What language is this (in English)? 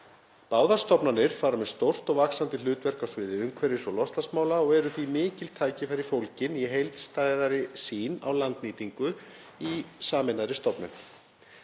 Icelandic